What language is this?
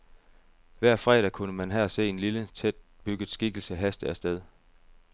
Danish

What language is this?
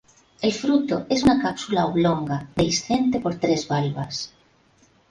Spanish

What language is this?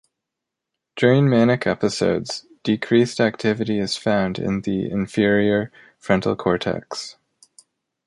English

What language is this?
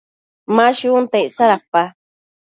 Matsés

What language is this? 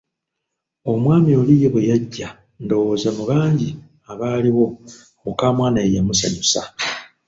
Ganda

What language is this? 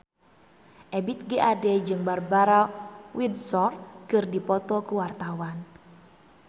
Sundanese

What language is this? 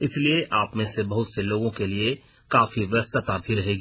Hindi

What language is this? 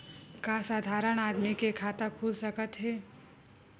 Chhattisgarhi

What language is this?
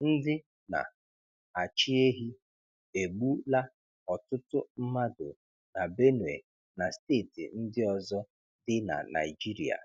Igbo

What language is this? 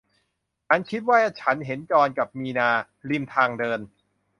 Thai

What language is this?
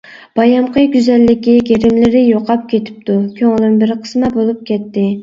Uyghur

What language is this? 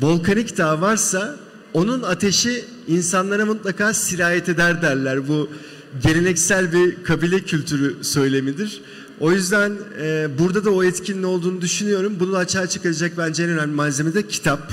Turkish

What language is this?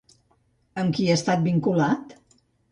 Catalan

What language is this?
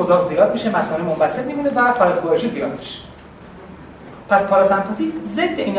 Persian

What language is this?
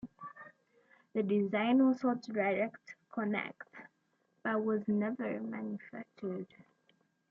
English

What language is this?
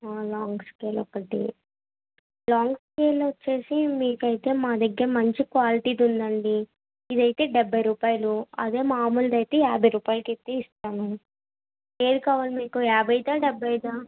Telugu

